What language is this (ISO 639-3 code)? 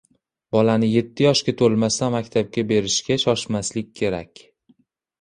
uzb